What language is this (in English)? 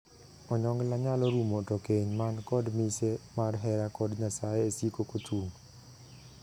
Luo (Kenya and Tanzania)